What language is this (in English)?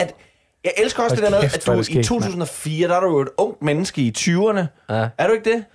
Danish